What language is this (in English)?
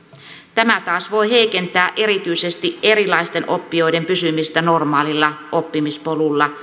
Finnish